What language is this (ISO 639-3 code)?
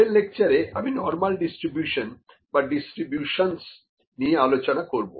ben